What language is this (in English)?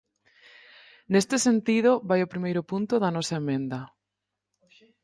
Galician